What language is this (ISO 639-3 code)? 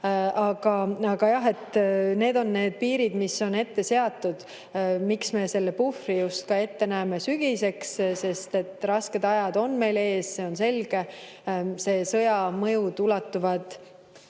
est